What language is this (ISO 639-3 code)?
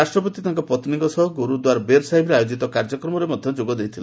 ori